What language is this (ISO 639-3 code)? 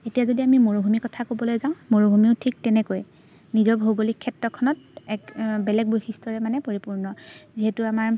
asm